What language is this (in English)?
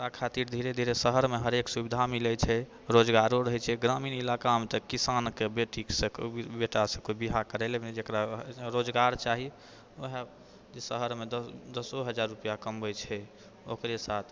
Maithili